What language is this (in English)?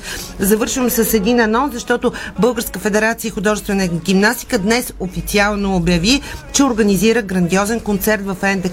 Bulgarian